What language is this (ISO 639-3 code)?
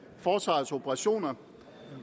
dan